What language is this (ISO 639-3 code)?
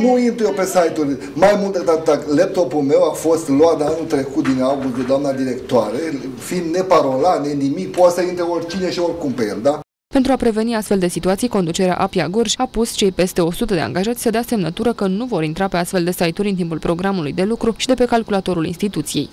ron